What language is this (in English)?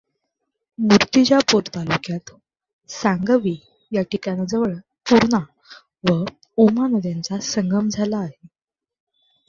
Marathi